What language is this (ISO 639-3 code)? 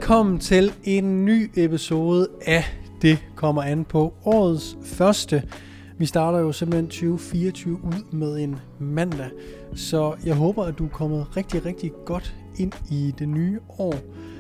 dan